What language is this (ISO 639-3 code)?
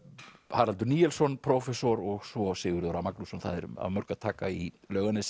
isl